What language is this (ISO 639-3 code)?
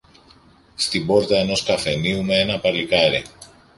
ell